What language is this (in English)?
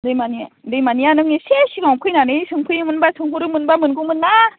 Bodo